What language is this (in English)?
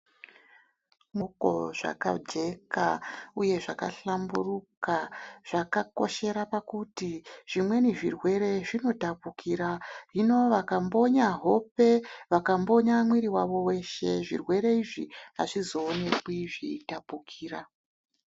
Ndau